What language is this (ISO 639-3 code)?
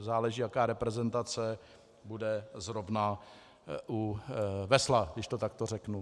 ces